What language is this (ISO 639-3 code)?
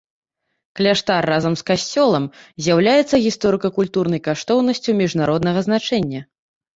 bel